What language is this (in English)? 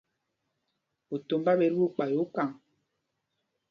Mpumpong